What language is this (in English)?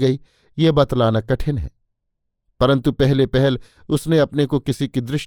Hindi